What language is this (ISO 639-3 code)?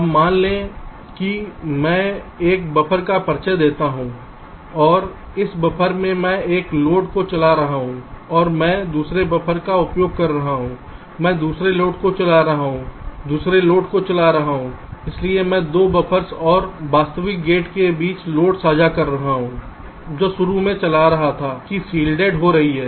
hin